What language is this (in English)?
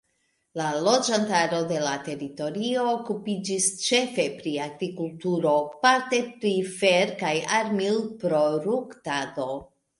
Esperanto